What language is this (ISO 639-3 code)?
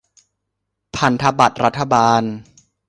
tha